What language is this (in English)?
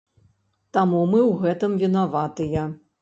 Belarusian